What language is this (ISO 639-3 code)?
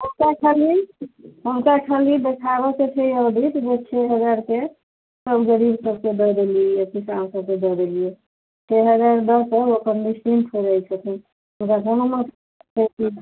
mai